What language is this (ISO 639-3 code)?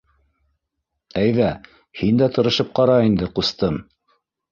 bak